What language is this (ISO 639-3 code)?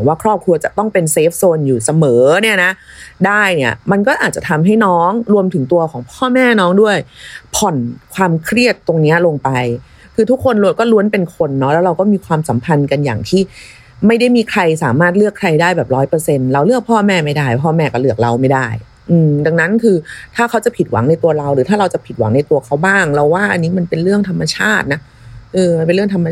tha